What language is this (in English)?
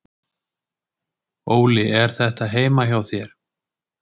Icelandic